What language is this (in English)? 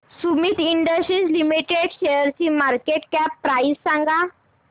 Marathi